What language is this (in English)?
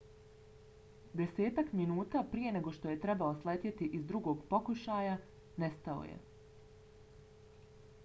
Bosnian